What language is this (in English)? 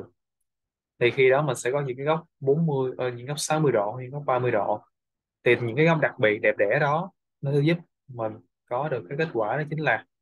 Vietnamese